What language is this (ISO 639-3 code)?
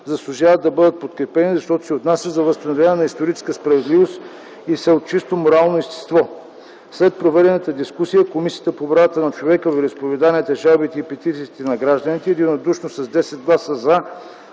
bul